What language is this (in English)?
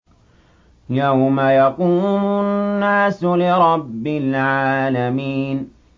Arabic